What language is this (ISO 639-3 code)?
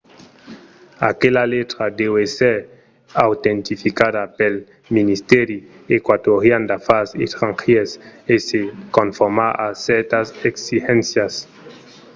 oci